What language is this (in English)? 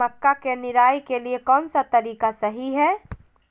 Magahi